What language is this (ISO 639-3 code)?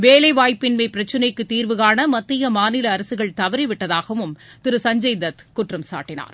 tam